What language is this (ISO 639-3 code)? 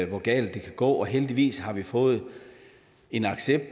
dan